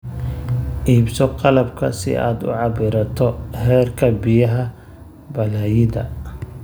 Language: Somali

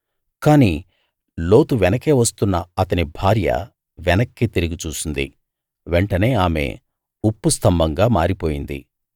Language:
Telugu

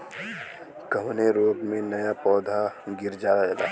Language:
Bhojpuri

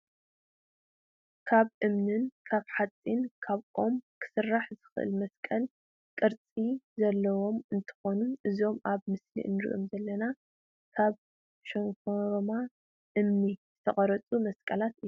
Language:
Tigrinya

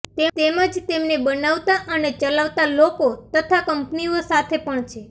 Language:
Gujarati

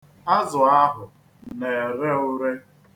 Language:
Igbo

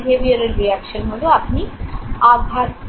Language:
Bangla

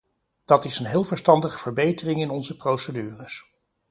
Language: Dutch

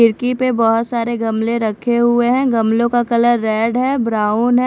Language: Hindi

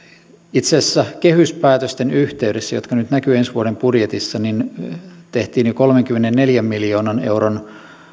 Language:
Finnish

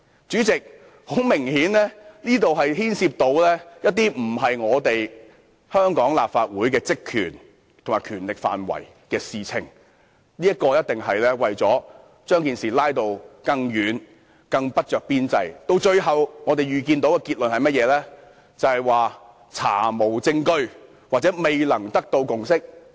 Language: Cantonese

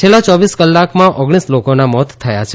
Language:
Gujarati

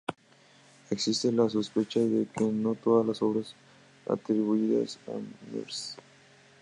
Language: Spanish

